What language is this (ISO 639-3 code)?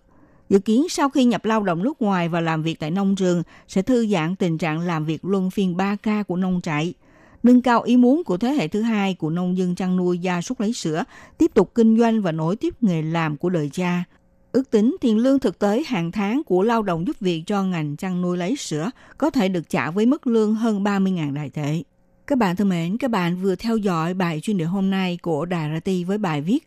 vie